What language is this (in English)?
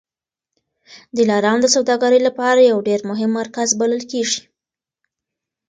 Pashto